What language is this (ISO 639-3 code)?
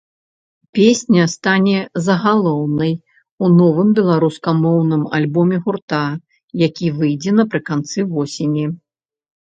bel